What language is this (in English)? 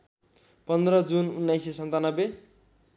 Nepali